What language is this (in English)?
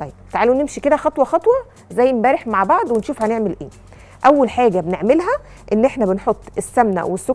Arabic